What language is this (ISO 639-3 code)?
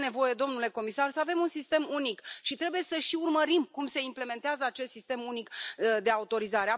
ron